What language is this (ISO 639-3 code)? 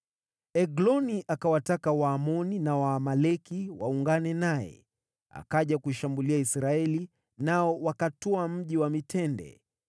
swa